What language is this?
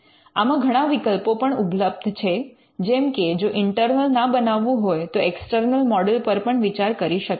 Gujarati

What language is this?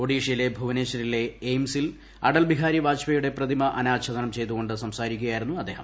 Malayalam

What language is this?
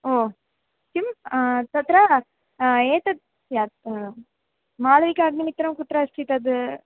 Sanskrit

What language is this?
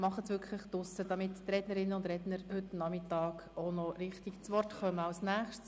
Swiss German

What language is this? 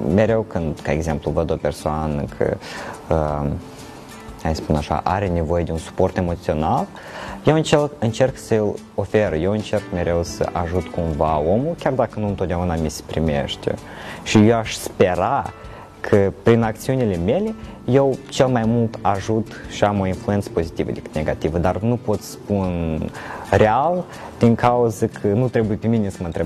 Romanian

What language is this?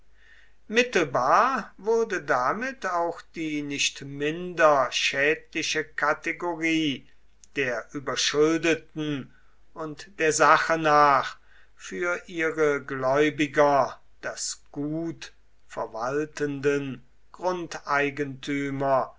German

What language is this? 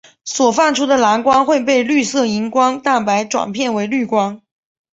Chinese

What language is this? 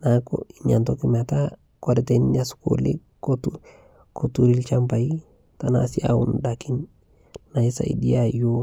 Masai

